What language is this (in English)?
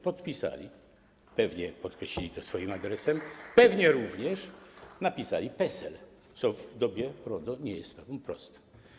Polish